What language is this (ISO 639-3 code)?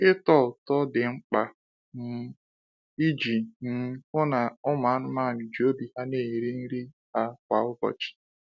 ibo